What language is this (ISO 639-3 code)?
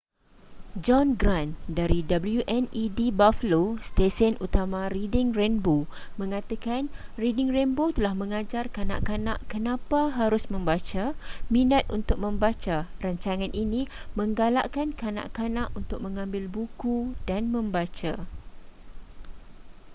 msa